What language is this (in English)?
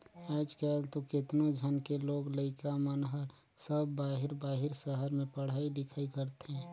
Chhattisgarhi